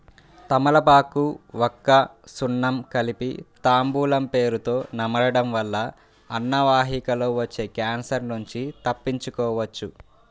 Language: Telugu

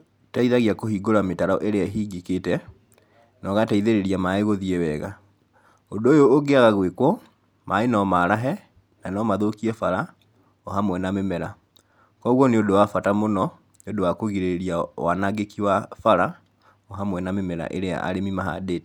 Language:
Kikuyu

